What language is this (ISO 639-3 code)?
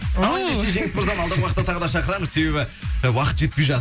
kaz